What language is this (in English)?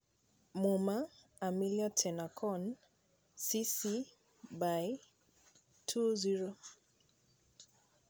Luo (Kenya and Tanzania)